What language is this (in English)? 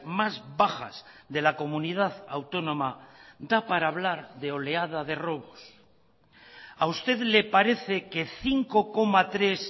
Spanish